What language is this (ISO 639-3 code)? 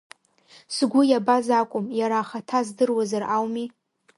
abk